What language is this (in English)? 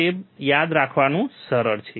Gujarati